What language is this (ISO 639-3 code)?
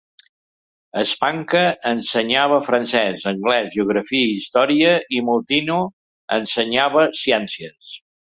cat